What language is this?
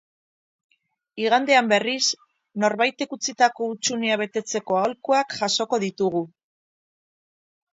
Basque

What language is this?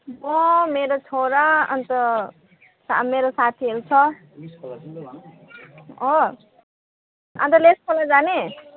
Nepali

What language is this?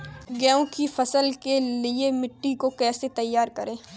Hindi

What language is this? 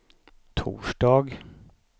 Swedish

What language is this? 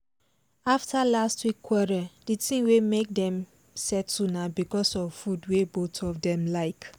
Nigerian Pidgin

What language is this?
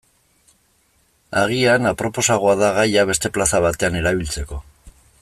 Basque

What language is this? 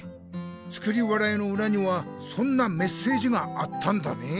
Japanese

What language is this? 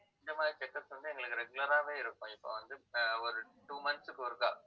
Tamil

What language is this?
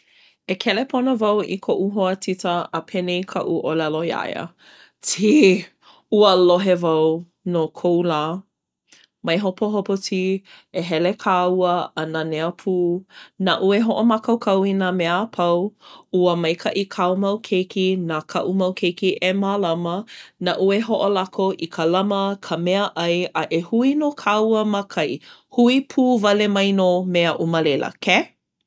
Hawaiian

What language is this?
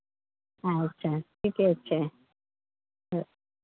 Maithili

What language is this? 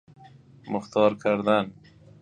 Persian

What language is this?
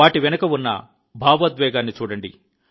Telugu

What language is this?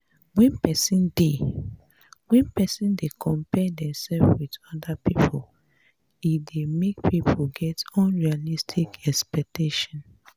Nigerian Pidgin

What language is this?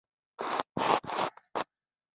Pashto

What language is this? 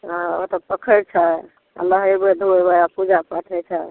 Maithili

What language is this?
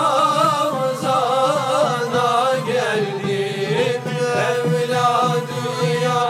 Turkish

